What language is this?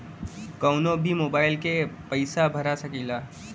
Bhojpuri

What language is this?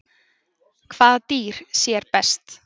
Icelandic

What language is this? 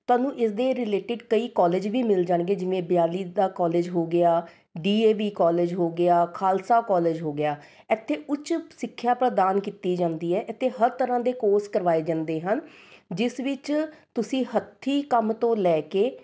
Punjabi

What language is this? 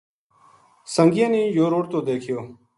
Gujari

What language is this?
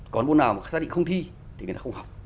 Vietnamese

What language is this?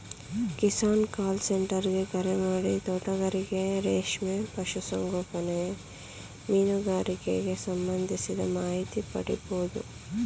Kannada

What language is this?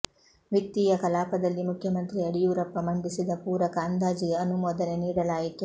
Kannada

